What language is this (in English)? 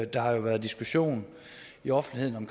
Danish